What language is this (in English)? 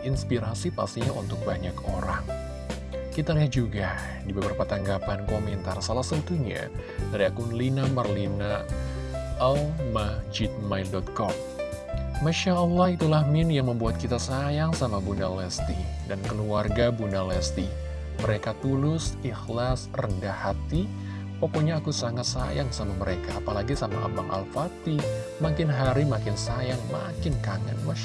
Indonesian